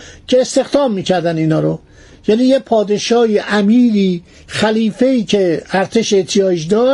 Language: Persian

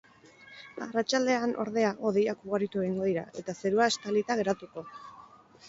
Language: Basque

